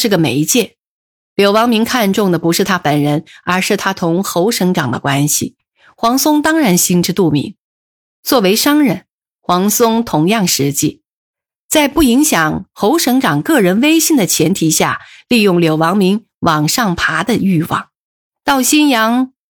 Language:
Chinese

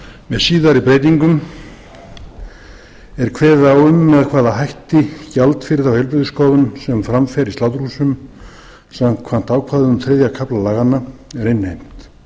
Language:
Icelandic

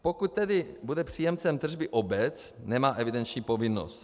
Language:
Czech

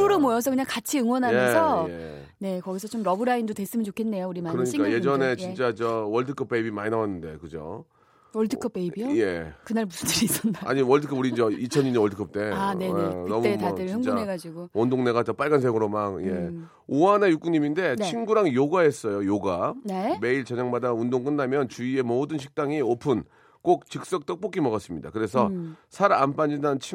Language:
Korean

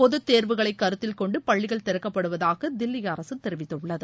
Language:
Tamil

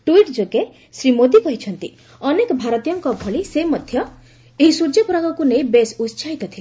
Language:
Odia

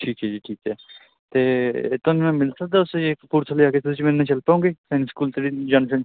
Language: Punjabi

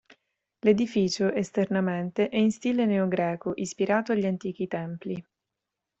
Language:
Italian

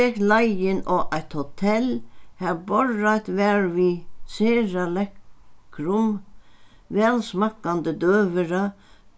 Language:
Faroese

